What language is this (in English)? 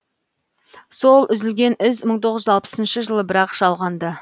Kazakh